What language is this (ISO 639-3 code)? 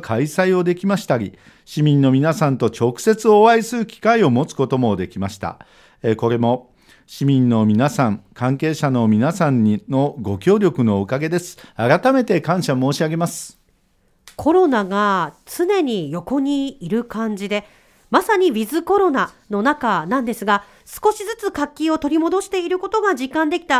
jpn